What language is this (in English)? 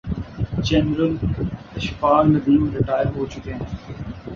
Urdu